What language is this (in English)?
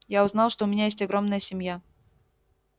Russian